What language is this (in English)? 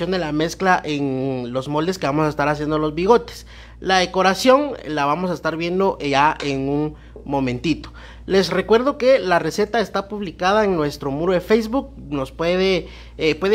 Spanish